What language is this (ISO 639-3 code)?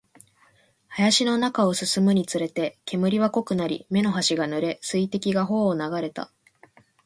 jpn